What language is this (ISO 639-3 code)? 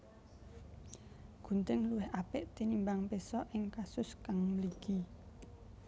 jav